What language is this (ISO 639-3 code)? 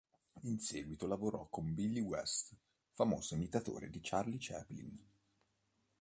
ita